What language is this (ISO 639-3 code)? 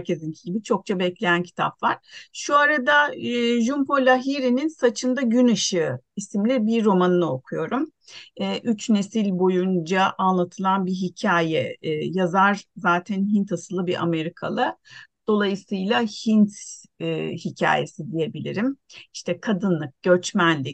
tur